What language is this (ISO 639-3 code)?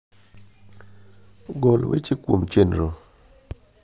luo